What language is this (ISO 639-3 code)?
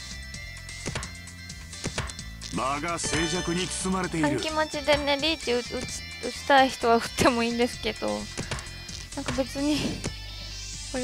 jpn